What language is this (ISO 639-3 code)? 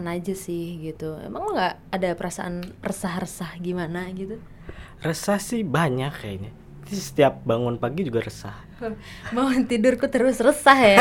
ind